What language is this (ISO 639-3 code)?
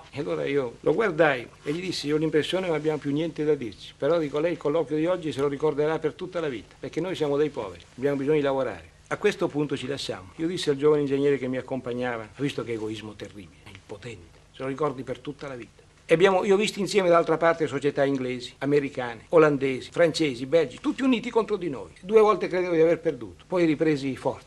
ita